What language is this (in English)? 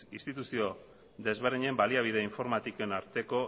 Basque